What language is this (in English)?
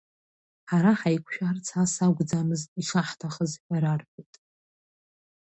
Abkhazian